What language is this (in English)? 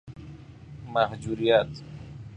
Persian